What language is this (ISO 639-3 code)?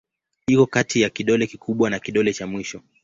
swa